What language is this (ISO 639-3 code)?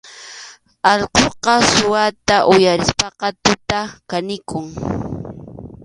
qxu